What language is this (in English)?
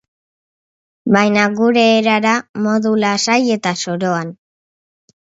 Basque